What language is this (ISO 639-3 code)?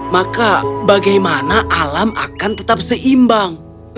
ind